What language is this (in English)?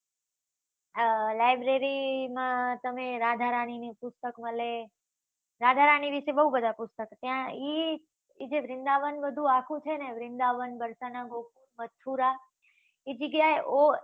Gujarati